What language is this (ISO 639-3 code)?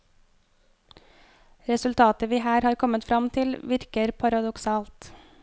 nor